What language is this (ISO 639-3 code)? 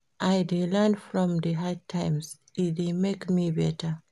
pcm